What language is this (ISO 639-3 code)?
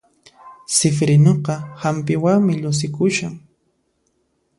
qxp